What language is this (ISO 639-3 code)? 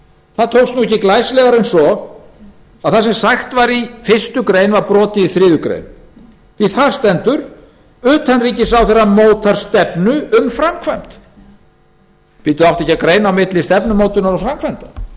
isl